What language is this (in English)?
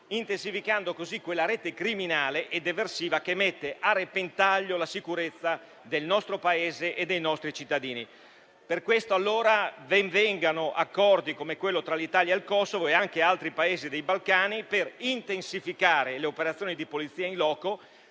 Italian